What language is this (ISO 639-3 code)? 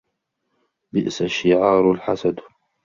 ara